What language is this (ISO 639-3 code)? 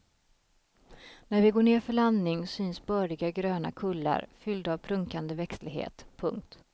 swe